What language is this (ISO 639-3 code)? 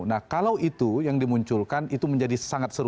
ind